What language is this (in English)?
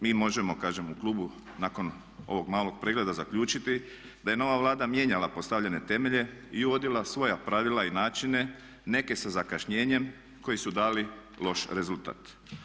Croatian